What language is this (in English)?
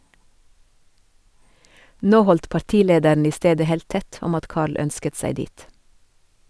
Norwegian